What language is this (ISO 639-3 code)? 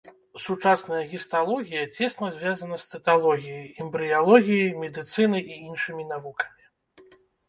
bel